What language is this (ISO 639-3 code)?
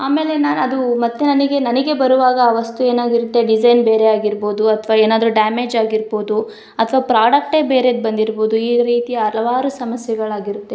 kan